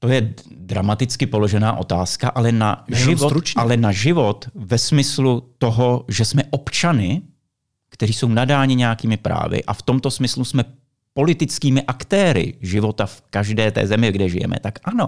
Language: Czech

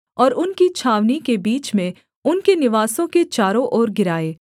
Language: Hindi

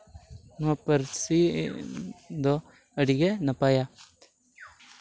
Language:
Santali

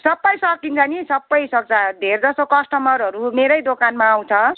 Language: Nepali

